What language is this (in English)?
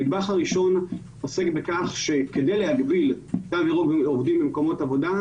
Hebrew